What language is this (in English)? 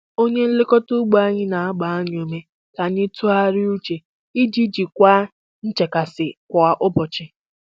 Igbo